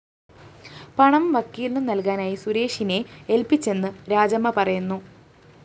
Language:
Malayalam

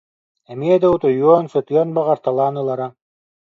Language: Yakut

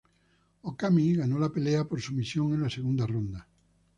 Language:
Spanish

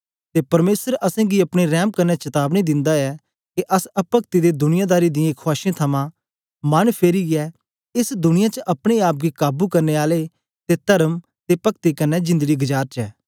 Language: Dogri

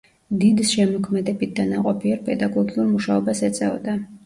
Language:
Georgian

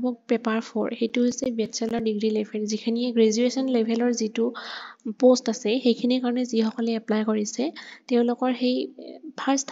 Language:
Bangla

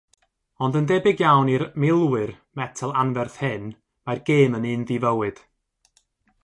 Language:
Welsh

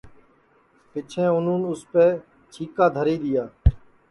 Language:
Sansi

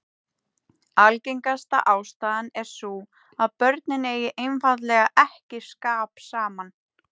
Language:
Icelandic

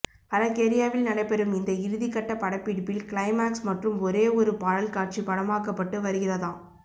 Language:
Tamil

